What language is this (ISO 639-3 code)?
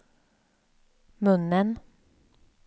swe